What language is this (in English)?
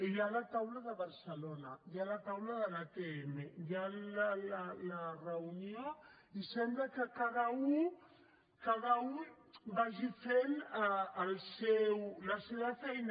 Catalan